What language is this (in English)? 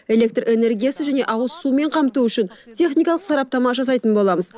Kazakh